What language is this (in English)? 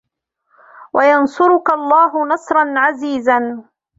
Arabic